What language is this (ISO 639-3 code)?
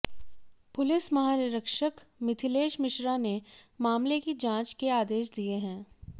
hin